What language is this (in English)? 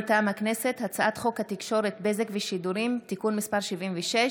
Hebrew